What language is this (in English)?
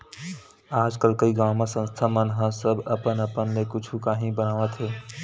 Chhattisgarhi